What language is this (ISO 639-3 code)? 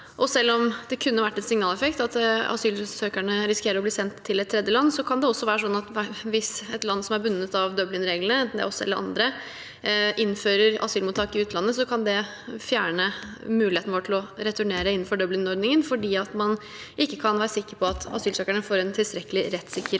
nor